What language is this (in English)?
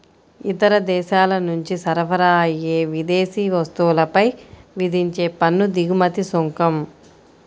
Telugu